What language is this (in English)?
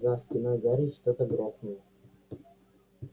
Russian